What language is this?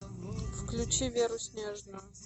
Russian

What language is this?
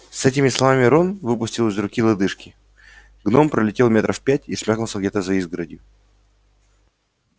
Russian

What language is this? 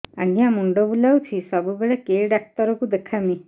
Odia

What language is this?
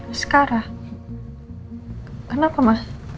Indonesian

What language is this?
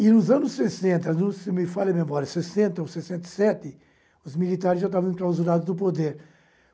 Portuguese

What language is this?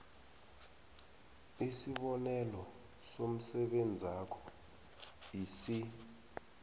South Ndebele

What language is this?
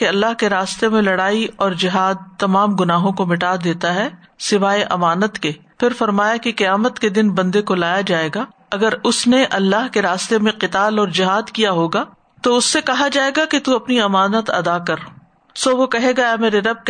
Urdu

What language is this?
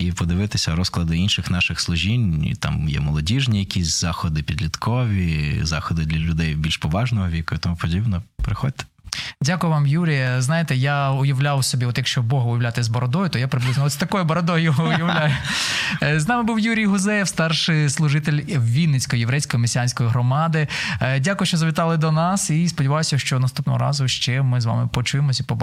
Ukrainian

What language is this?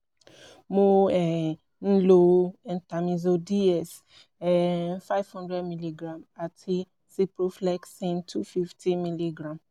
Yoruba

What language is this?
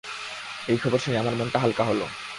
Bangla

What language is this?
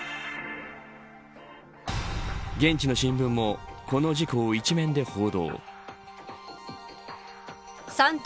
Japanese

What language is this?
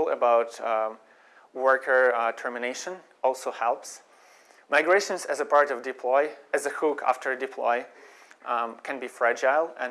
English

